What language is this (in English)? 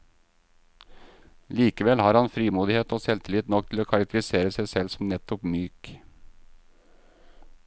Norwegian